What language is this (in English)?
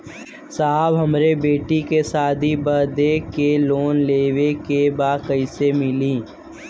Bhojpuri